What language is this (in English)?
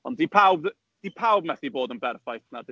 Welsh